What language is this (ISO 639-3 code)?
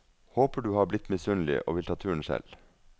nor